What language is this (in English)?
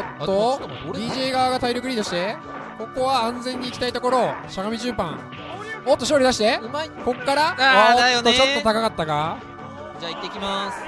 Japanese